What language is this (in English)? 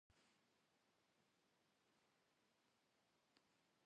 Kabardian